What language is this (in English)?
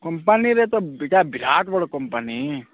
Odia